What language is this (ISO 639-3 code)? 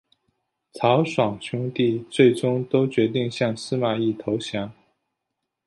zho